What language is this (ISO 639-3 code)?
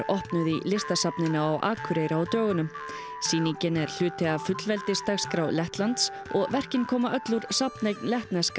isl